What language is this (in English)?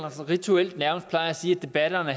Danish